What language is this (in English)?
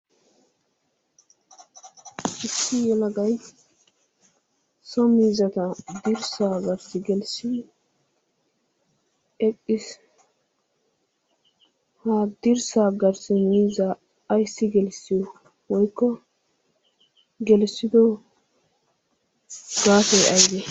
Wolaytta